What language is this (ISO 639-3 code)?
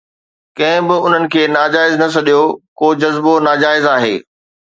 snd